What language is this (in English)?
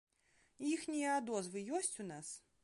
Belarusian